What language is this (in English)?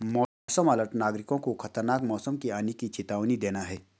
Hindi